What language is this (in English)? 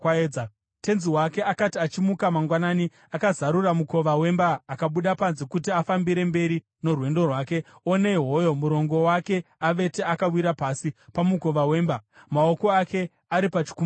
Shona